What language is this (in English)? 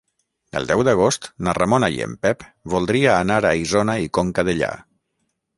Catalan